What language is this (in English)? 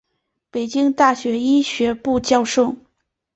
Chinese